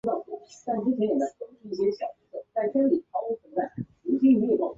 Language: Chinese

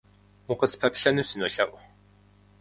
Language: Kabardian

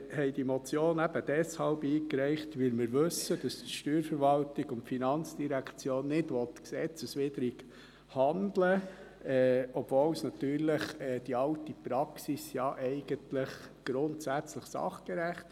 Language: Swiss German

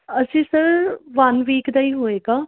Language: Punjabi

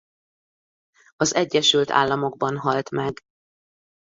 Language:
Hungarian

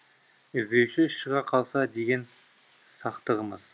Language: Kazakh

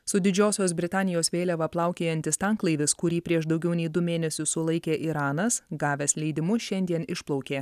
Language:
Lithuanian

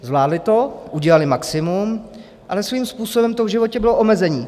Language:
Czech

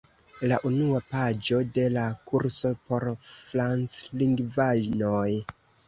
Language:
Esperanto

